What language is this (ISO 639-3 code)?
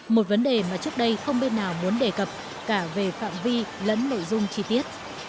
vie